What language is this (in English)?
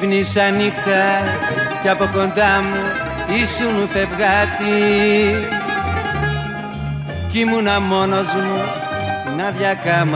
Greek